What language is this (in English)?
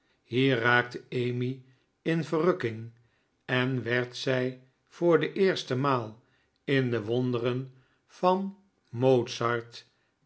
Dutch